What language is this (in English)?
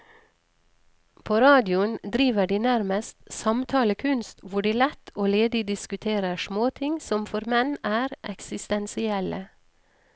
Norwegian